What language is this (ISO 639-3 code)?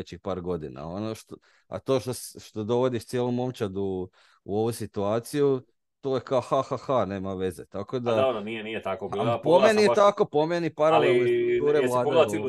hrv